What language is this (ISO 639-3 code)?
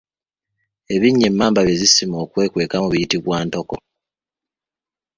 lug